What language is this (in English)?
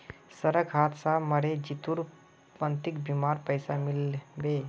Magahi